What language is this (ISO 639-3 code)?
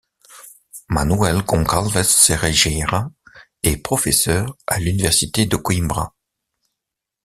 fra